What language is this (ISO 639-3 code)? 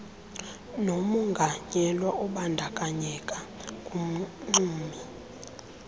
xho